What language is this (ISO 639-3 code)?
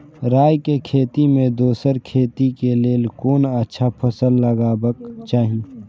mai